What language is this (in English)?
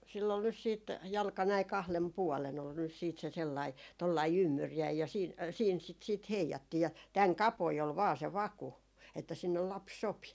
Finnish